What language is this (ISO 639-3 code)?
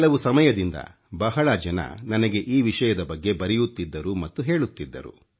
kan